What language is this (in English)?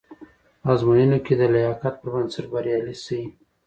Pashto